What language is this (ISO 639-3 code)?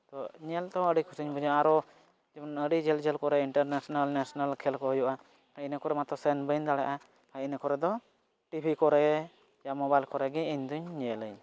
sat